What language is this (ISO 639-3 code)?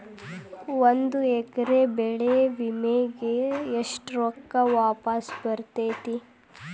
kan